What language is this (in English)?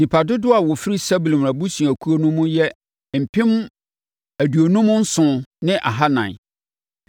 Akan